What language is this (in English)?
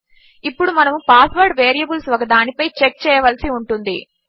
Telugu